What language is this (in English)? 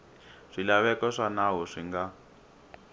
Tsonga